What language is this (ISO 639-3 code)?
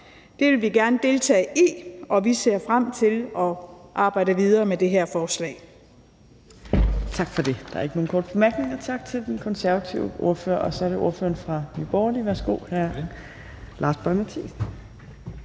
dan